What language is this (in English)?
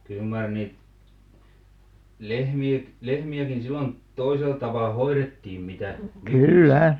Finnish